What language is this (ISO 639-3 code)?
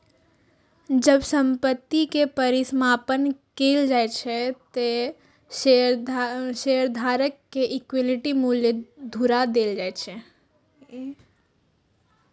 mai